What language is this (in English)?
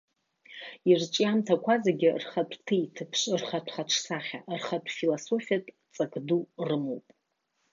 Abkhazian